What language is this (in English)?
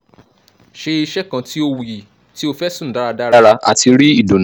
Yoruba